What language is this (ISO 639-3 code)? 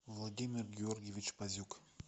rus